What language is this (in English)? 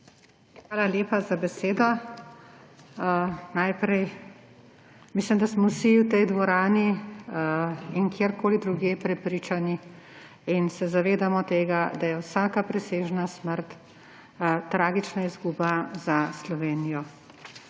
Slovenian